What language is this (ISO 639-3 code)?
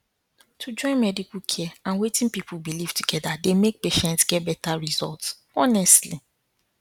pcm